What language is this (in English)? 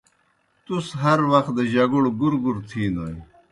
Kohistani Shina